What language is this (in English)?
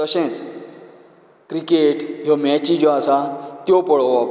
Konkani